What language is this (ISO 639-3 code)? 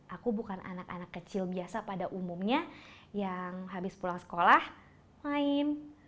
ind